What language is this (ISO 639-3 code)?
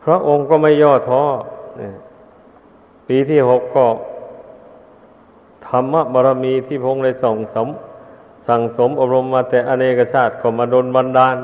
tha